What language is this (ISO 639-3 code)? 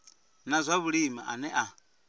ven